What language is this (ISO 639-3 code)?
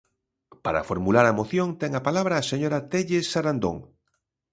glg